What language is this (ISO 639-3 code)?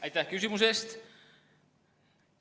est